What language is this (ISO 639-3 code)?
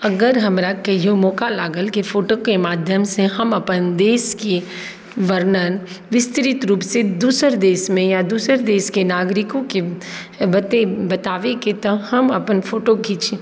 mai